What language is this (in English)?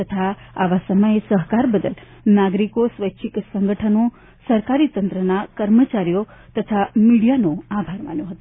Gujarati